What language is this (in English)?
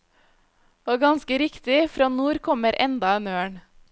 Norwegian